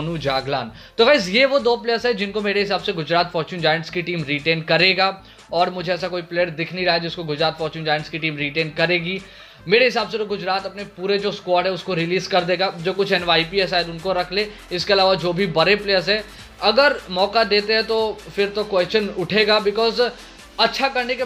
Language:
Hindi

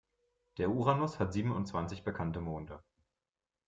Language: German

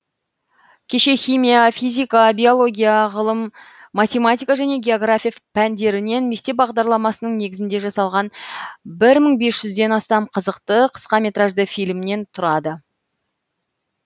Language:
Kazakh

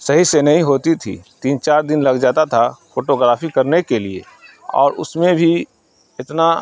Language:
Urdu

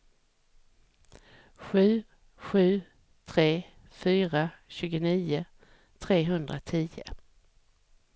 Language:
Swedish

